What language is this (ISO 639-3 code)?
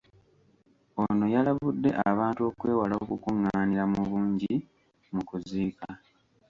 lug